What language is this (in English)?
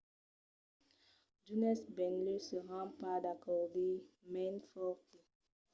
Occitan